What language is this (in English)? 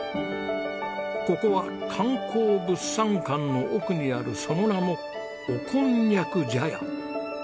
Japanese